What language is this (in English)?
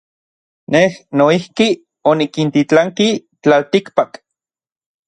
Orizaba Nahuatl